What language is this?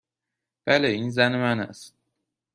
Persian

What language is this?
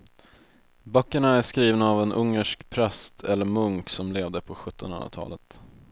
Swedish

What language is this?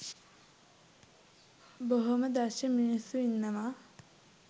Sinhala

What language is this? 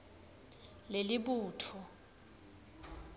Swati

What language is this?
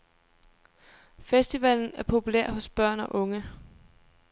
Danish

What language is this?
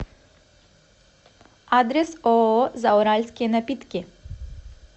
Russian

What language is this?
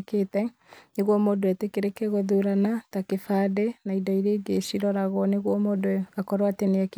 Kikuyu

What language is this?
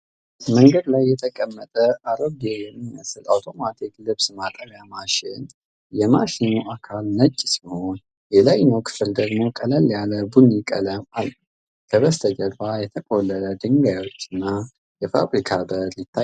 Amharic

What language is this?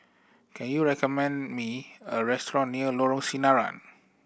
English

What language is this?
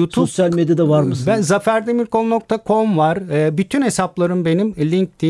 Turkish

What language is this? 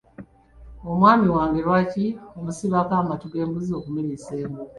Ganda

